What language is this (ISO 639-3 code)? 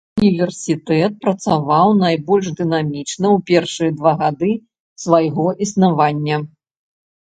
bel